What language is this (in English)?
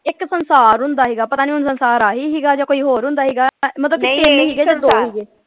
Punjabi